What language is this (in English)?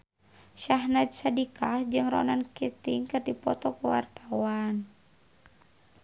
Sundanese